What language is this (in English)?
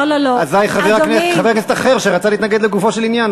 Hebrew